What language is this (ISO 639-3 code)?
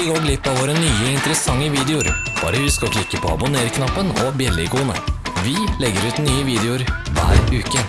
nor